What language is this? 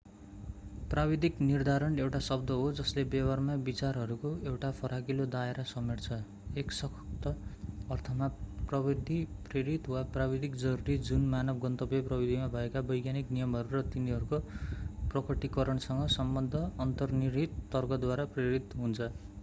Nepali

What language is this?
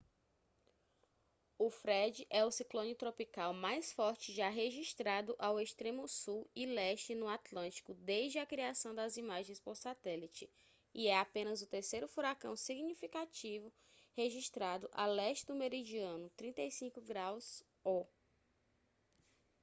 Portuguese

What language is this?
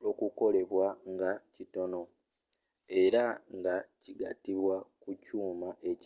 Ganda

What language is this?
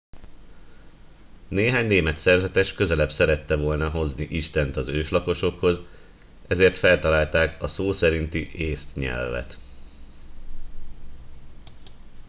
Hungarian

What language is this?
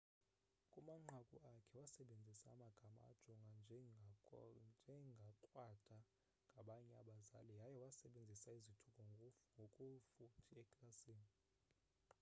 Xhosa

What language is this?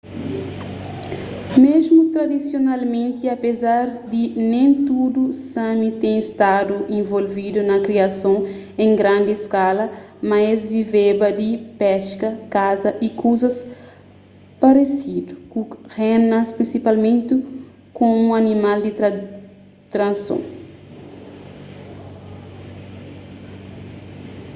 Kabuverdianu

